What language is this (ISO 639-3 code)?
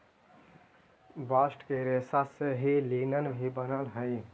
mag